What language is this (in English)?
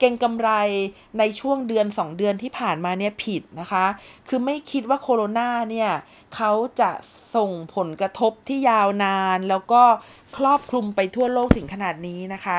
Thai